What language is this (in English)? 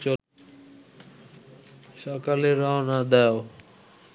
Bangla